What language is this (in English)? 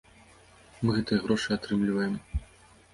Belarusian